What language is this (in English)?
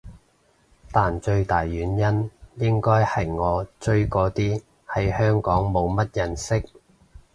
Cantonese